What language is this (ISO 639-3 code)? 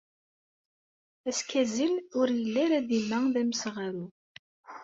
kab